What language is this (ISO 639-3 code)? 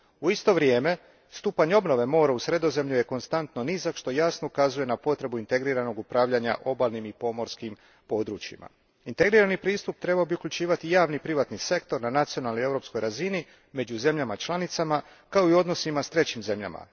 hrv